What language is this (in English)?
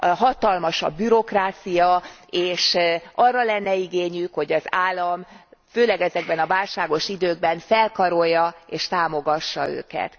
Hungarian